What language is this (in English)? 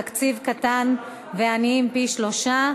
Hebrew